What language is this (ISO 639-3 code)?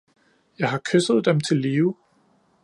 dan